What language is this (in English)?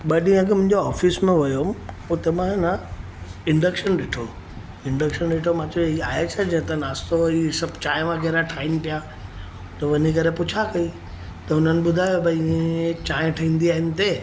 Sindhi